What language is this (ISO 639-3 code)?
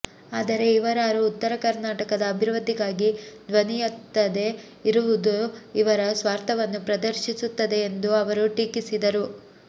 kan